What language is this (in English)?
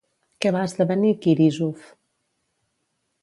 Catalan